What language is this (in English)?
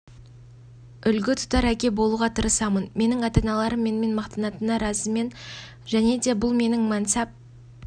Kazakh